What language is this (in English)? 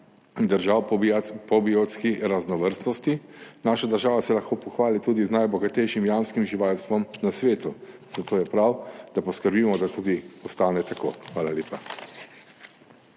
Slovenian